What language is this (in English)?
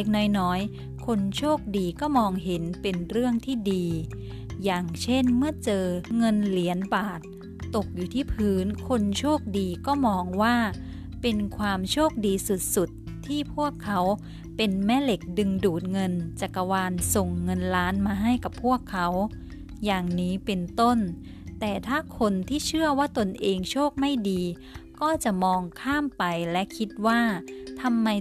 Thai